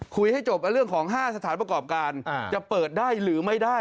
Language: Thai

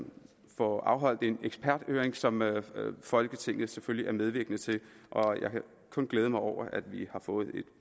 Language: Danish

